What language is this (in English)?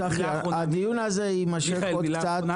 Hebrew